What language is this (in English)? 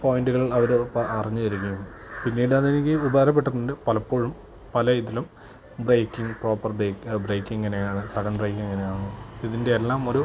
Malayalam